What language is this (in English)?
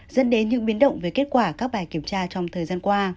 Vietnamese